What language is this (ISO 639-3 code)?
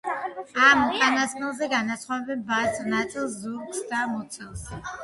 kat